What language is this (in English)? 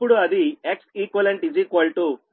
Telugu